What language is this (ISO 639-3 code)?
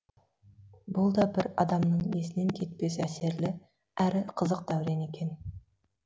kaz